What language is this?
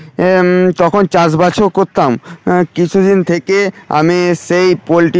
Bangla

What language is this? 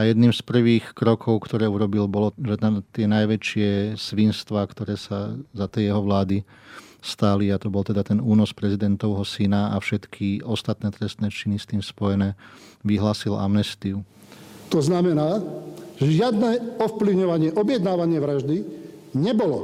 Slovak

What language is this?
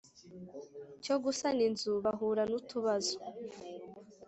Kinyarwanda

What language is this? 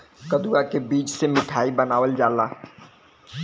Bhojpuri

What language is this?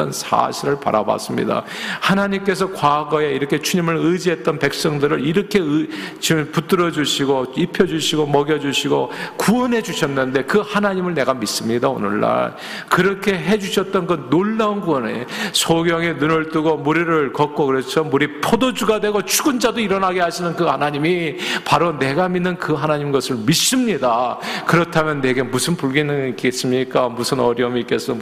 Korean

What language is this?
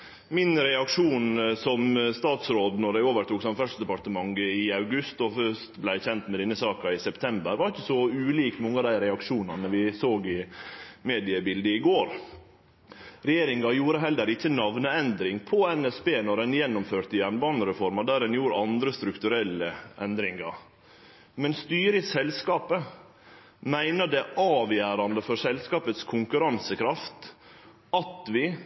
Norwegian Nynorsk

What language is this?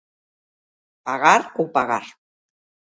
Galician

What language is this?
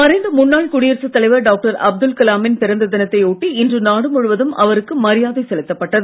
Tamil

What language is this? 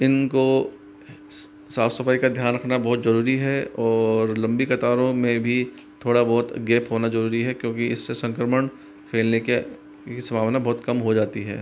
Hindi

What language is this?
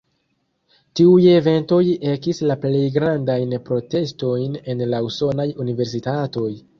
Esperanto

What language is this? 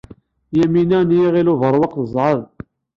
Kabyle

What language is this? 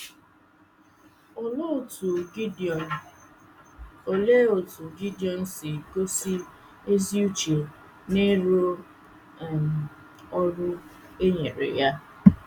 Igbo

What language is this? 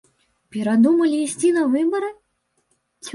Belarusian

